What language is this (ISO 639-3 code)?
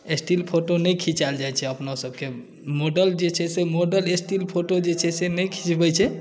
mai